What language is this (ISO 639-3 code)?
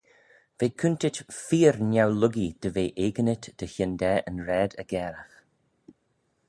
glv